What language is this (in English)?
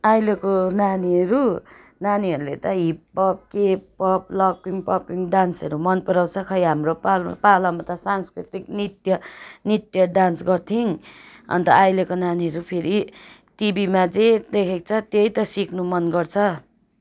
Nepali